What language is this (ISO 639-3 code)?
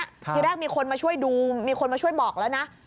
tha